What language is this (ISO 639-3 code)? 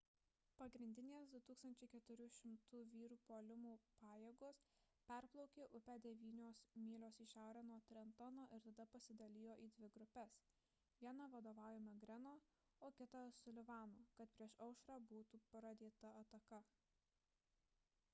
lit